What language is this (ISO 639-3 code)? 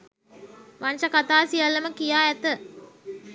sin